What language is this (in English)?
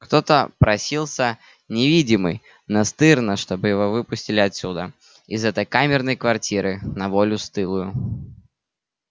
Russian